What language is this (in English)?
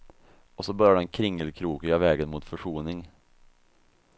Swedish